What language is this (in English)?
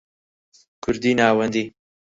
Central Kurdish